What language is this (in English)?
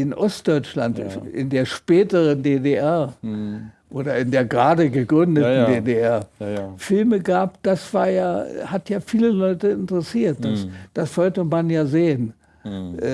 German